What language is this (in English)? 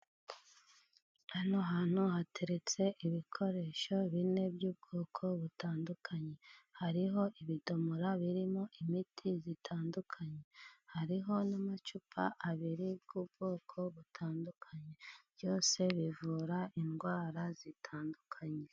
Kinyarwanda